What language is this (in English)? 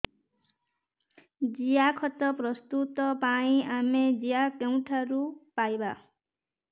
Odia